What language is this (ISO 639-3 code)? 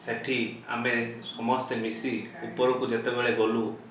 ori